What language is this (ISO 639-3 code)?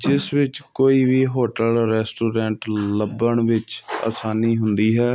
pan